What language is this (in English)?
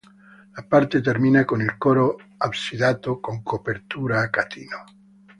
Italian